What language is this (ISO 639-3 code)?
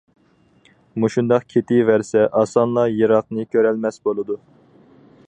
uig